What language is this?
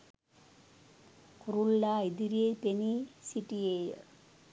Sinhala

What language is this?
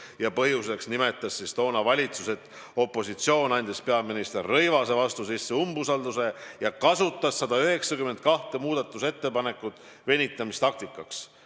Estonian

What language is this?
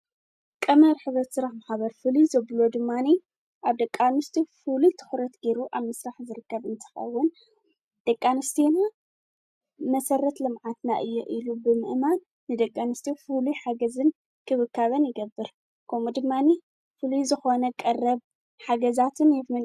Tigrinya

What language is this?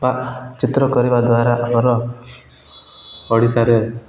Odia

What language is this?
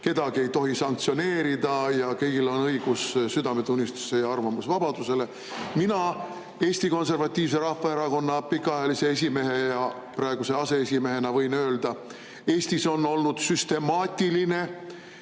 Estonian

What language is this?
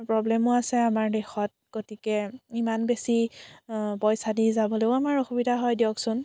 Assamese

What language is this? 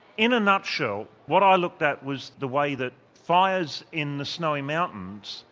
English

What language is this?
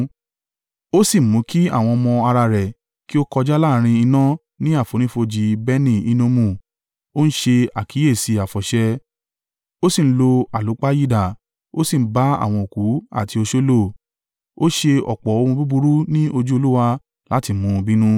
Yoruba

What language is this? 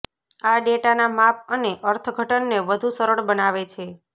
Gujarati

